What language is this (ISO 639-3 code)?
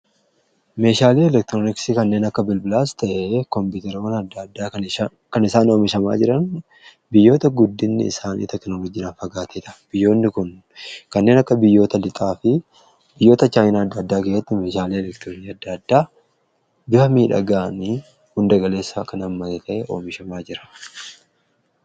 orm